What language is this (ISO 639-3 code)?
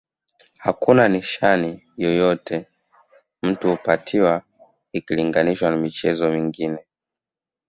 swa